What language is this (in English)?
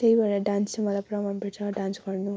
Nepali